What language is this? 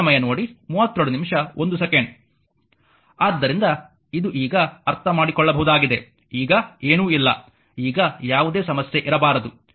Kannada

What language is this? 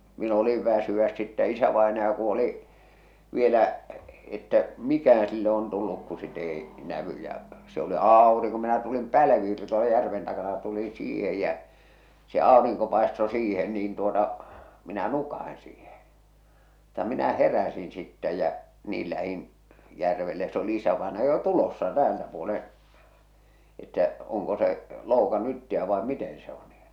Finnish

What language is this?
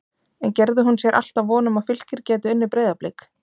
Icelandic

